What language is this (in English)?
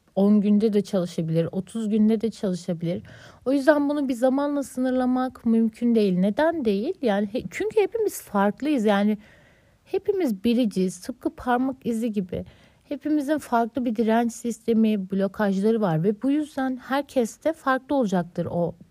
Turkish